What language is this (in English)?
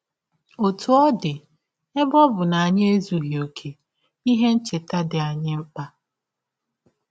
Igbo